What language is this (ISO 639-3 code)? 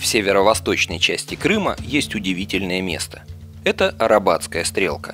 rus